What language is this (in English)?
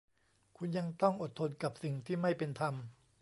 Thai